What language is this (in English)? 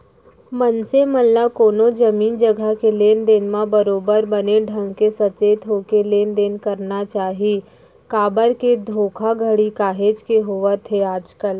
Chhattisgarhi